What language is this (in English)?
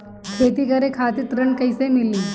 Bhojpuri